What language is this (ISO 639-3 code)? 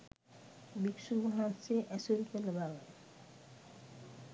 sin